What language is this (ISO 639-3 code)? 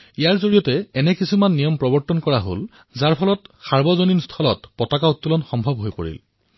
asm